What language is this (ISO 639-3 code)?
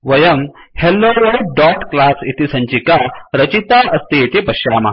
san